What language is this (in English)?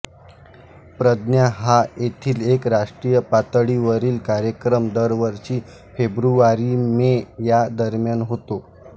Marathi